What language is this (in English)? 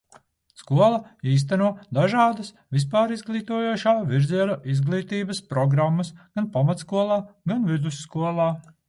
Latvian